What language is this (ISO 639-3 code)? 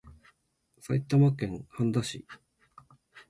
jpn